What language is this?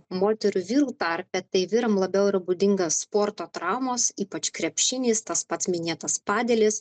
Lithuanian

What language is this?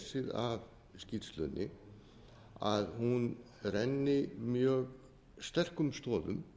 Icelandic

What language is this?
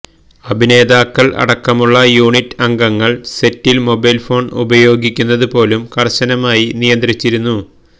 Malayalam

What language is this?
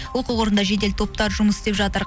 Kazakh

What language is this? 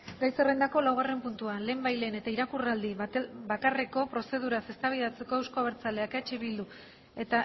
Basque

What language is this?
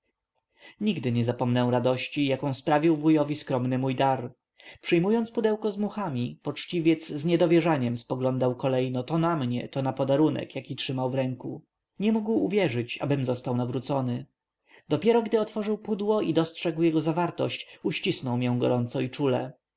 Polish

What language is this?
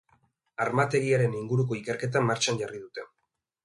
Basque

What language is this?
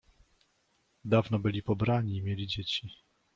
Polish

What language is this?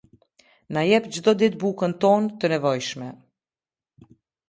Albanian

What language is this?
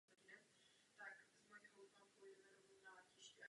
Czech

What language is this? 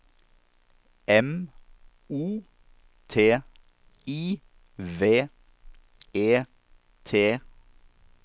Norwegian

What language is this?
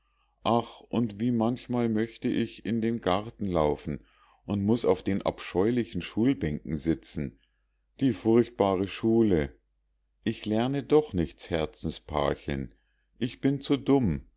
German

